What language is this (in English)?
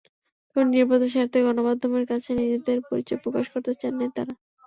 Bangla